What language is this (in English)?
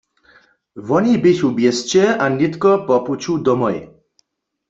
Upper Sorbian